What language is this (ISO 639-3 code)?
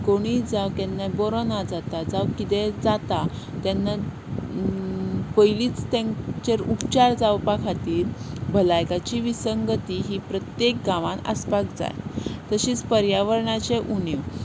kok